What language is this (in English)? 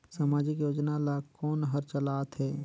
Chhattisgarhi